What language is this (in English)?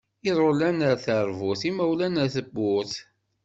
Kabyle